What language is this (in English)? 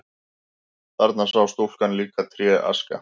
Icelandic